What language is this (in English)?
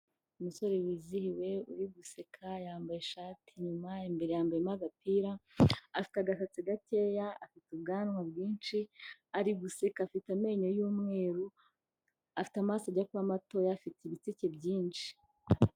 Kinyarwanda